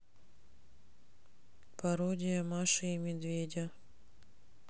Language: Russian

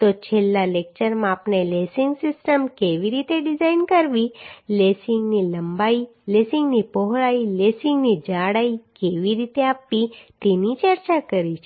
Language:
Gujarati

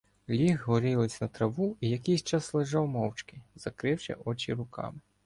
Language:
Ukrainian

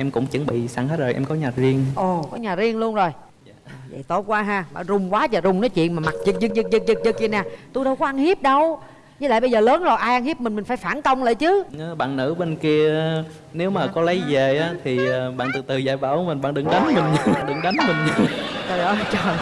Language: Vietnamese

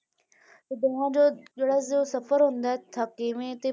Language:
Punjabi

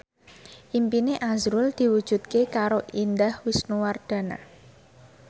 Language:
Javanese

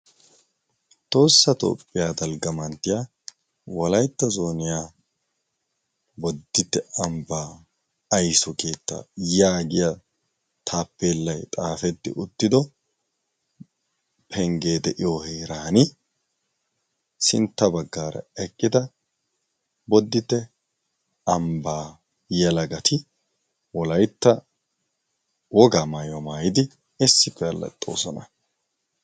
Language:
Wolaytta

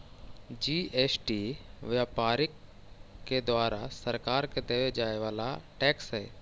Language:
Magahi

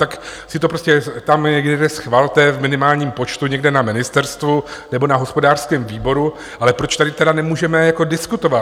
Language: Czech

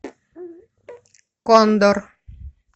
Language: Russian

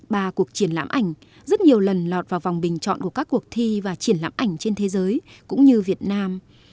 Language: Vietnamese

